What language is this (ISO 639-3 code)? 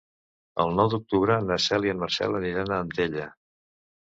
cat